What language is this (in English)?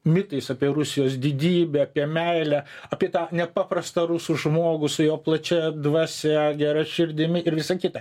Lithuanian